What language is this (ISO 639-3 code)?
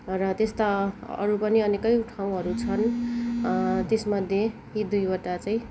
nep